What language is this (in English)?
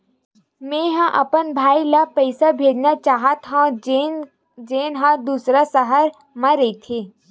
Chhattisgarhi